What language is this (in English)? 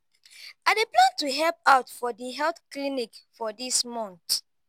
Nigerian Pidgin